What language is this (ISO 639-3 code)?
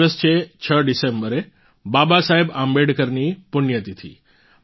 guj